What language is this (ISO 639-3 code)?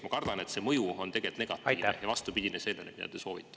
est